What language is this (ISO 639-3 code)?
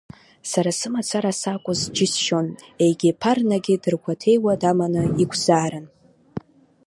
abk